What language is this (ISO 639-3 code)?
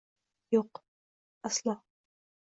uzb